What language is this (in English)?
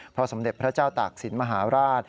Thai